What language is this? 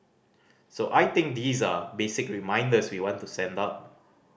English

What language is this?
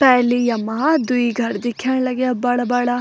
Garhwali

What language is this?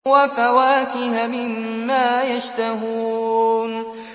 Arabic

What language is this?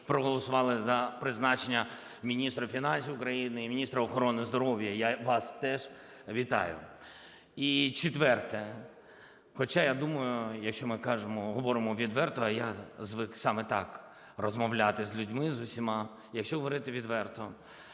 Ukrainian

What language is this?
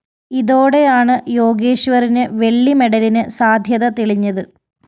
Malayalam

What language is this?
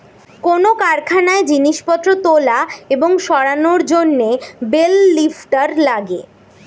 Bangla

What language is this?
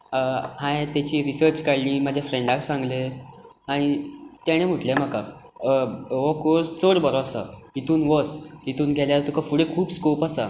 Konkani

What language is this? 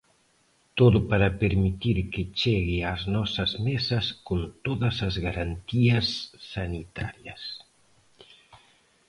Galician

